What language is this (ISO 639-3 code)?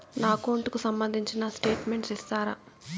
tel